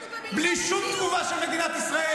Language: Hebrew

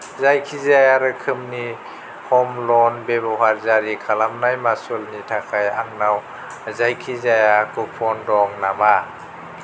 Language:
Bodo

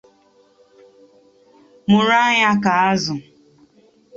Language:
Igbo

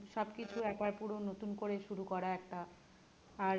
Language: Bangla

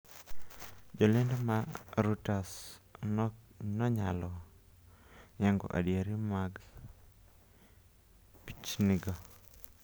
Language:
Luo (Kenya and Tanzania)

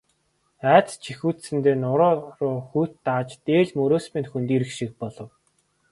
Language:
Mongolian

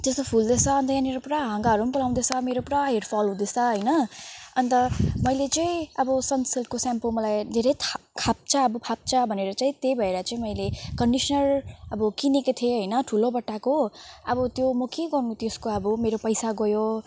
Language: Nepali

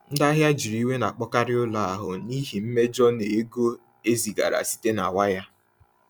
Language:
Igbo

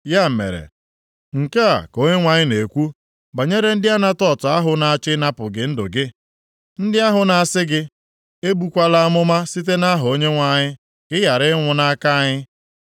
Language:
Igbo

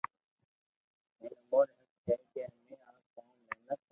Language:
Loarki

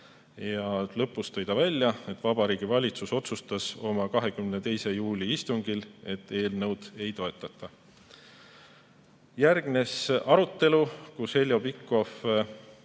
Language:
Estonian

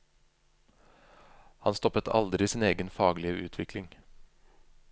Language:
Norwegian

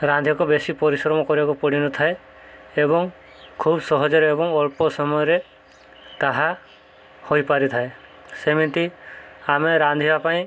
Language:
Odia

